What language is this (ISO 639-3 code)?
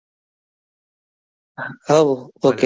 guj